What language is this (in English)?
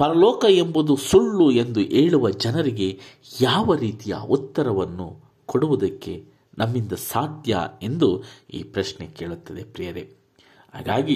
Kannada